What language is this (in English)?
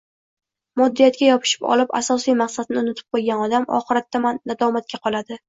Uzbek